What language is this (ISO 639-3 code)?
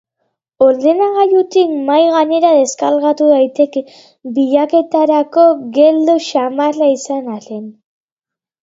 eus